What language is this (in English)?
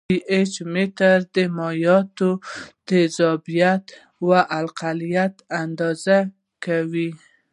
Pashto